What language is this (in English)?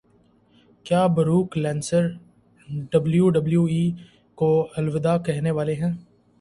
Urdu